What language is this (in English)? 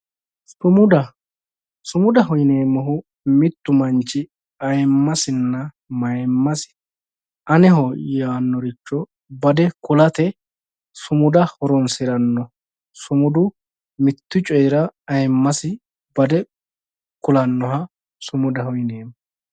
Sidamo